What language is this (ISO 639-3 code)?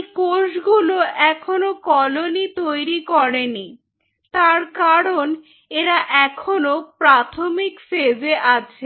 ben